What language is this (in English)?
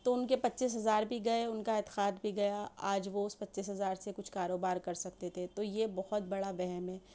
Urdu